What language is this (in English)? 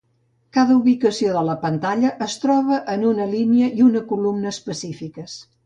Catalan